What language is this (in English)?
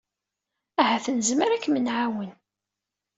Kabyle